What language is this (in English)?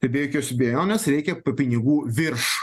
Lithuanian